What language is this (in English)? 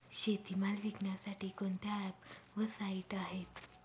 Marathi